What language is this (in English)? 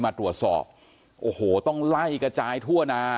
Thai